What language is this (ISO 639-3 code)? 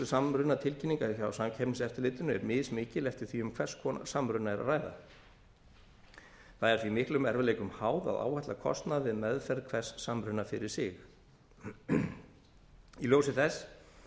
isl